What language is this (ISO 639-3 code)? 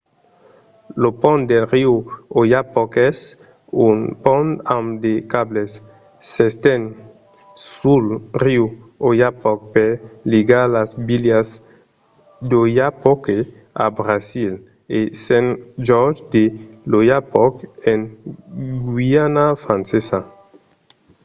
oci